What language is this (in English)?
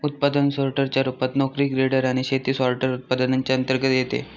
Marathi